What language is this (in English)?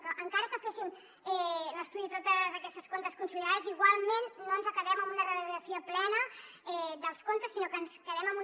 Catalan